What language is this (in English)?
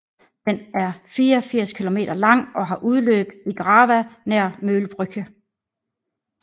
Danish